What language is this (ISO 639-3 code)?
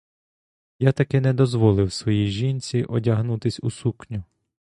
ukr